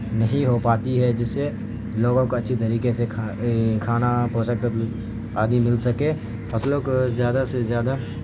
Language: Urdu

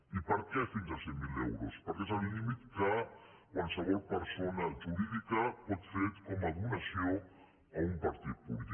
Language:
Catalan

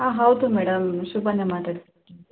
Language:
Kannada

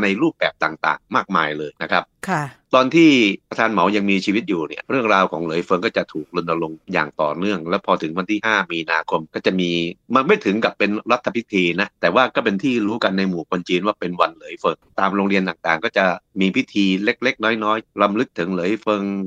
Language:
Thai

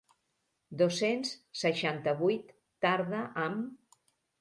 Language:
Catalan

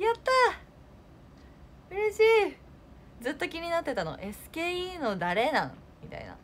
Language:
Japanese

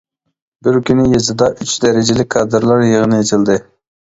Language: Uyghur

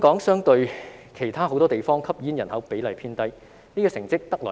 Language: Cantonese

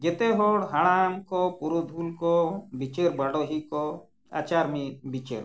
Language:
Santali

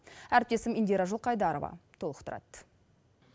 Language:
Kazakh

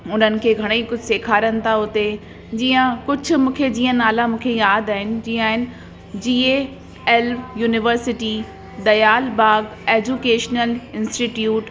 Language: Sindhi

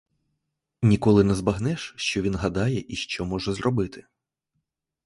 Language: Ukrainian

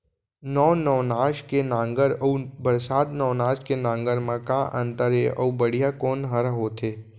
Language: Chhattisgarhi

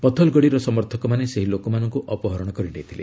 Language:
Odia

